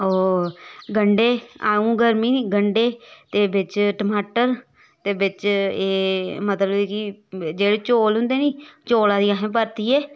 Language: Dogri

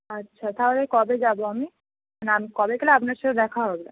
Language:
Bangla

